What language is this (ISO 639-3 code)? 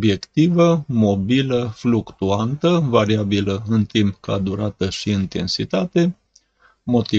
ron